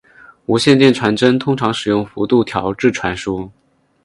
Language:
Chinese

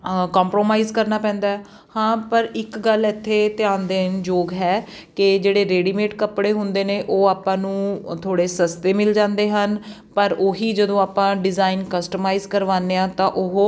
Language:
Punjabi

